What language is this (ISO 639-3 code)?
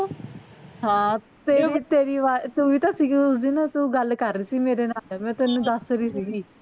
pan